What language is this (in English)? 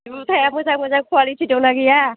Bodo